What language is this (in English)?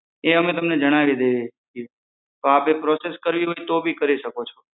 Gujarati